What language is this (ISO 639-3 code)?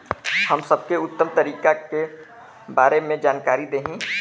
bho